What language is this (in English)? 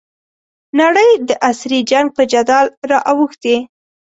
Pashto